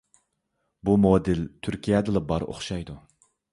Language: Uyghur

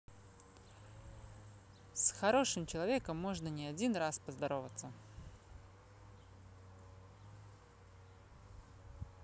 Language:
Russian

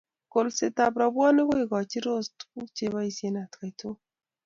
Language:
Kalenjin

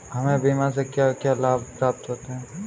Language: Hindi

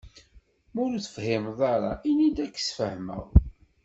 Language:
Kabyle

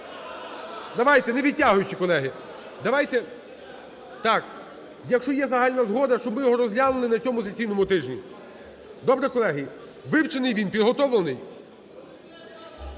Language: Ukrainian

